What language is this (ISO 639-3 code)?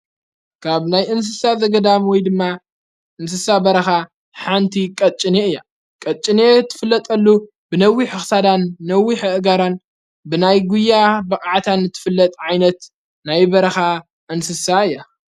tir